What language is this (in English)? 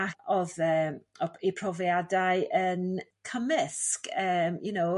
Welsh